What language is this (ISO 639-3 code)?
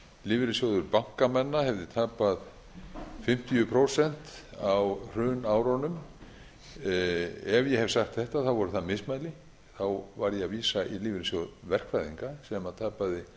isl